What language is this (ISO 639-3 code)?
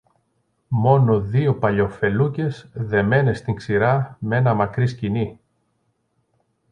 ell